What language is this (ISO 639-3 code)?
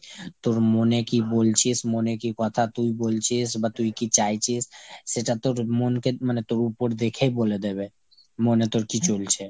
ben